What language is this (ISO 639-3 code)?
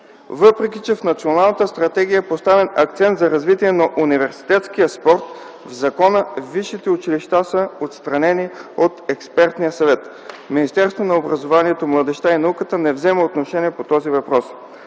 bul